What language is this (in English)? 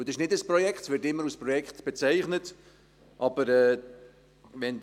Swiss German